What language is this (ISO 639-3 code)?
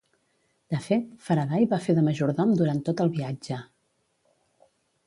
cat